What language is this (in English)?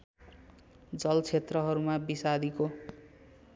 Nepali